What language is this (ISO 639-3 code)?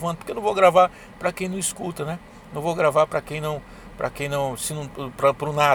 por